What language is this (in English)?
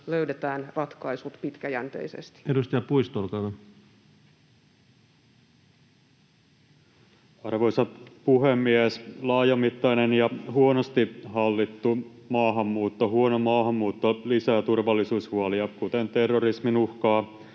Finnish